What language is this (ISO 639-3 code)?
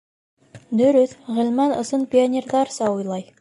bak